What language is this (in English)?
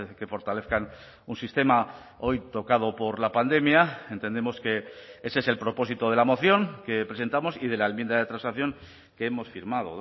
Spanish